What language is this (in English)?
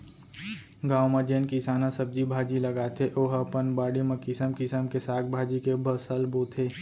Chhattisgarhi